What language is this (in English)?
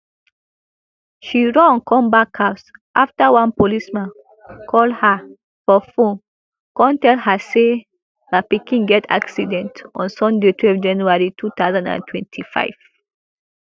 Nigerian Pidgin